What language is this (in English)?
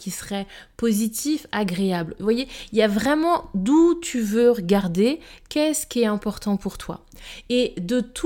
French